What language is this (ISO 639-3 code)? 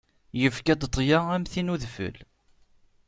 kab